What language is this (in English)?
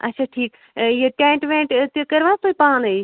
Kashmiri